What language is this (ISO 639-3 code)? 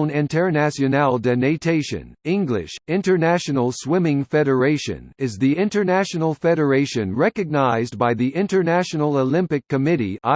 eng